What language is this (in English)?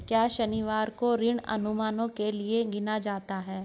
Hindi